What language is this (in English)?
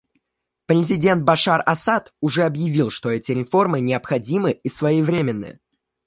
Russian